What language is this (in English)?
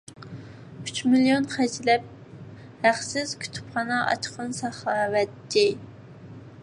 Uyghur